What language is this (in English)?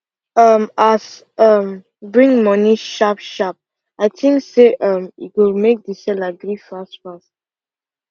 Nigerian Pidgin